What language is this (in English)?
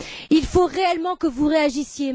French